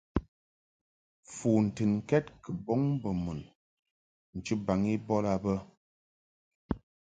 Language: Mungaka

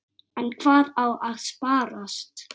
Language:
Icelandic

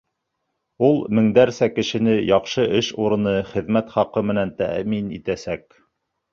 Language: Bashkir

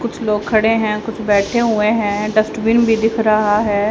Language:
Hindi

